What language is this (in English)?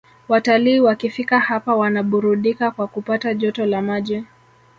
Swahili